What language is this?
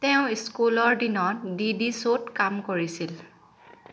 Assamese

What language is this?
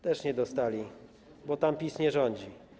Polish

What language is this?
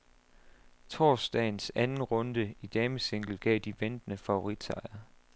Danish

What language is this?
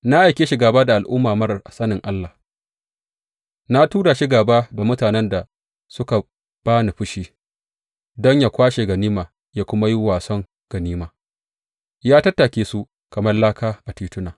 Hausa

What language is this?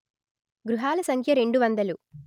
Telugu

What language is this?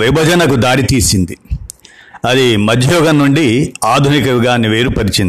Telugu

